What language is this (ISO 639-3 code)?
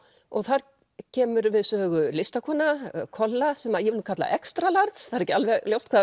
isl